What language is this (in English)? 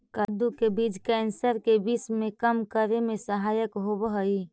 Magahi